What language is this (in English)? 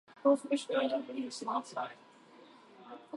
Japanese